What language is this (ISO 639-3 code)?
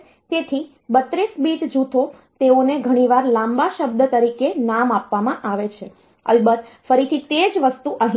guj